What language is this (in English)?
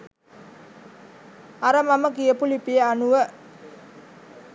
Sinhala